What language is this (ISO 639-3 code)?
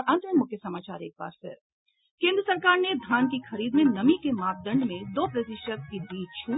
hin